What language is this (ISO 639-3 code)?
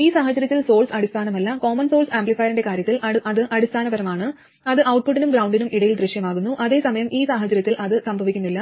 mal